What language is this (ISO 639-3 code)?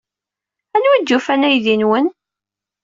kab